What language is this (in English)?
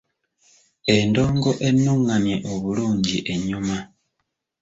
Ganda